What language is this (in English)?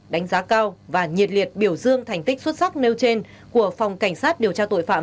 Vietnamese